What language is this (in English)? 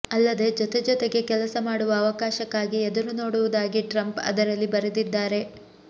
Kannada